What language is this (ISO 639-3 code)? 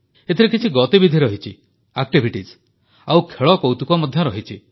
ori